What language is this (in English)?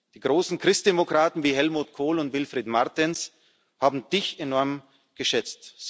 German